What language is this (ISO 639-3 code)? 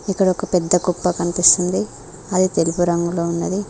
tel